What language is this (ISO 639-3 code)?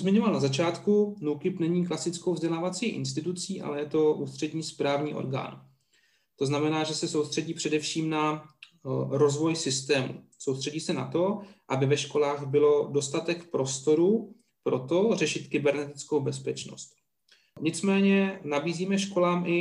ces